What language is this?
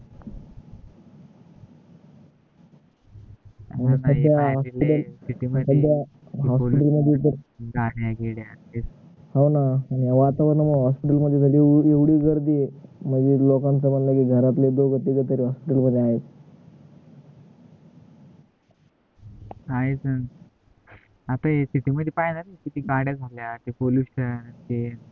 Marathi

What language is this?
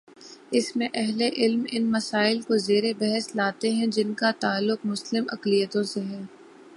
Urdu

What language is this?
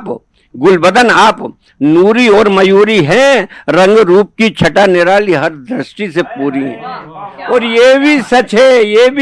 Hindi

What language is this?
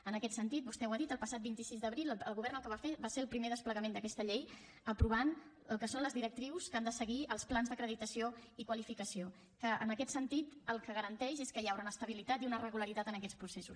Catalan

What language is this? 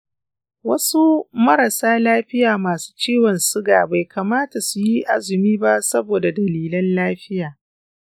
Hausa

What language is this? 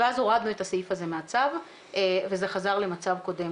Hebrew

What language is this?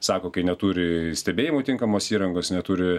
Lithuanian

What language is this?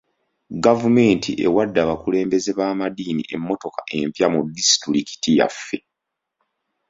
Ganda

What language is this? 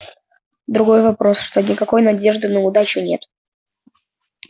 Russian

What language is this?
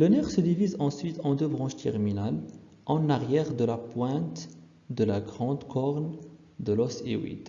French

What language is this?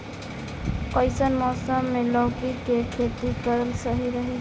Bhojpuri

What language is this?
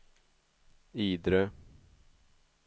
Swedish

